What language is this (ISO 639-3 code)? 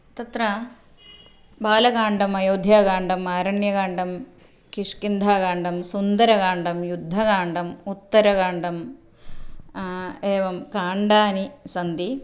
san